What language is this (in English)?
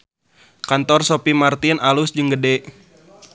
Sundanese